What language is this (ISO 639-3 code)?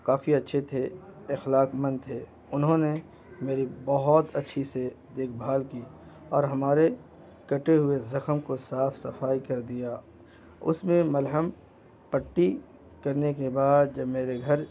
urd